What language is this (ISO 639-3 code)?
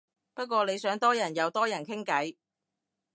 yue